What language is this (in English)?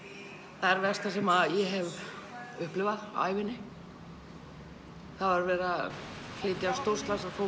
Icelandic